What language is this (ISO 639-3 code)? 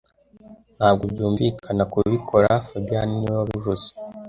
kin